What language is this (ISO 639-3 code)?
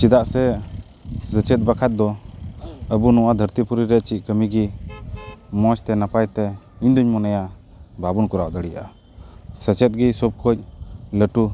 sat